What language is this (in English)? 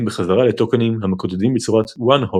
Hebrew